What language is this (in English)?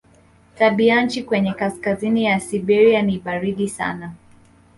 Swahili